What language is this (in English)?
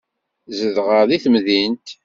Kabyle